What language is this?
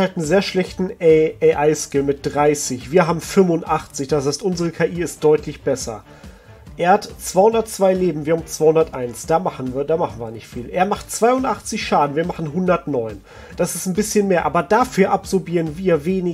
German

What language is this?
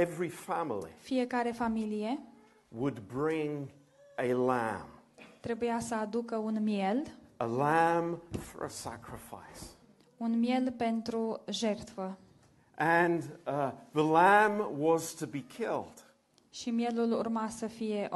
Romanian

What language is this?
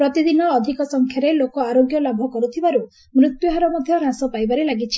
Odia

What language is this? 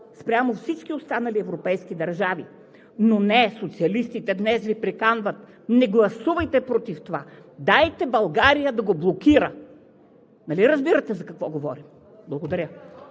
Bulgarian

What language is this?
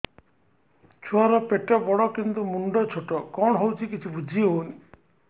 Odia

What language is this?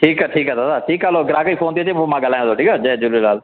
Sindhi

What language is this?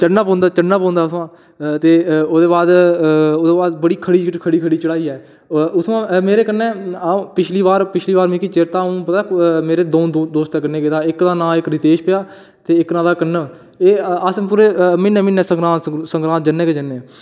Dogri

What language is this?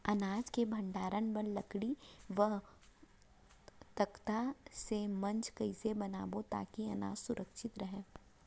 Chhattisgarhi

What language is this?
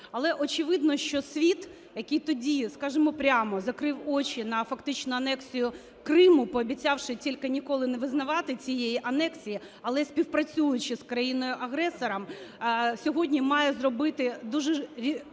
Ukrainian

